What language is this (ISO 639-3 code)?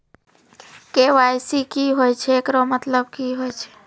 mai